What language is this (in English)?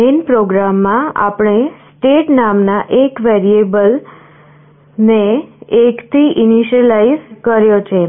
Gujarati